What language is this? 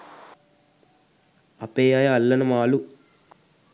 Sinhala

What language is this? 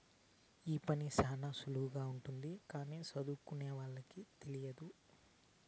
Telugu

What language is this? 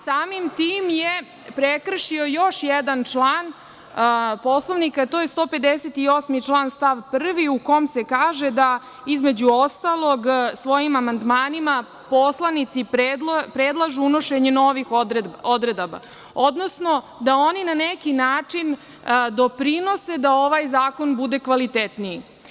Serbian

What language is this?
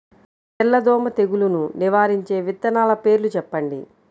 Telugu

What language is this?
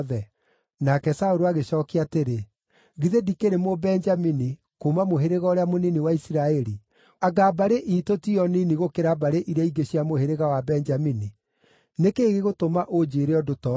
Kikuyu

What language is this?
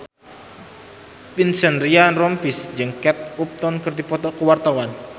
Sundanese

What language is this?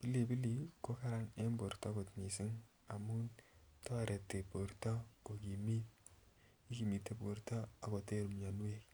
Kalenjin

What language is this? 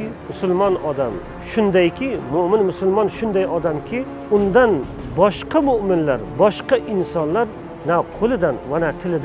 Persian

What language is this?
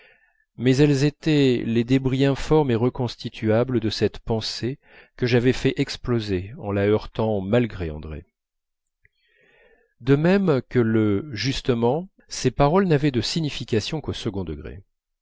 French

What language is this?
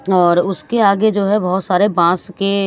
Hindi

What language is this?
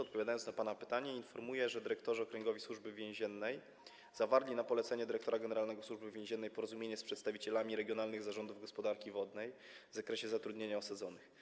Polish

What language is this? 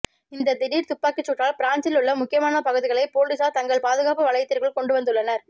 Tamil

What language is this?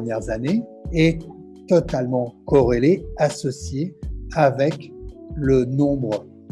French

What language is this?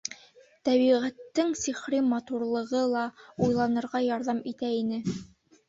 Bashkir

